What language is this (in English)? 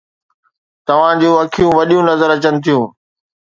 Sindhi